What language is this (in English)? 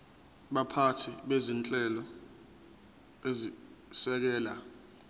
Zulu